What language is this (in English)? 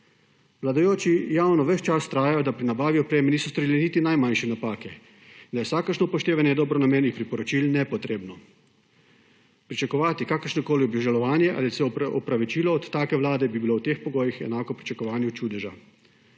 Slovenian